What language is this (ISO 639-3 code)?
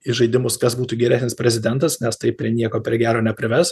lit